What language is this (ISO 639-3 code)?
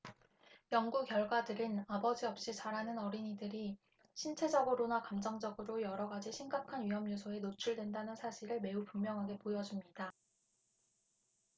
kor